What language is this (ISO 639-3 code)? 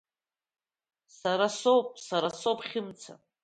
abk